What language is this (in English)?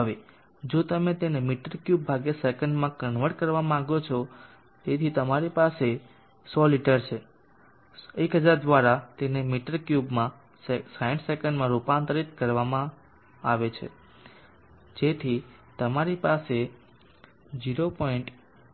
Gujarati